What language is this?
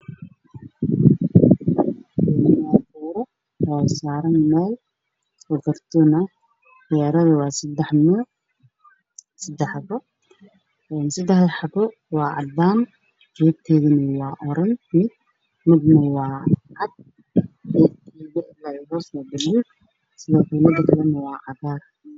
Somali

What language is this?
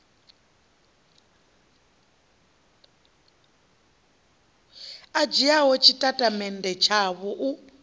Venda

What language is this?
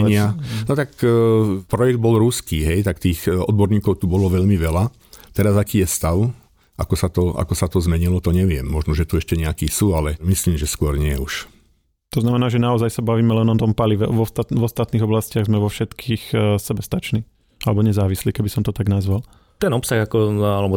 Slovak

